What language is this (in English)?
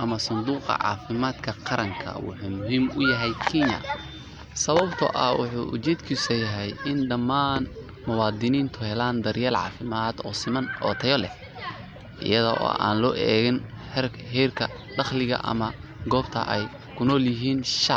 Somali